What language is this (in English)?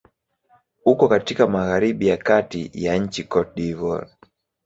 Swahili